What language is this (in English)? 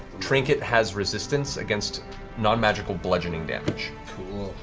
English